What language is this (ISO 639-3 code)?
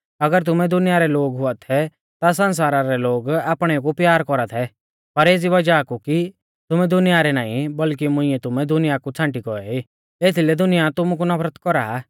bfz